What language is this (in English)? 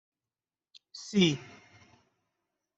Persian